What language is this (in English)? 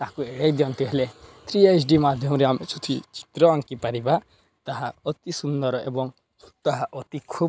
Odia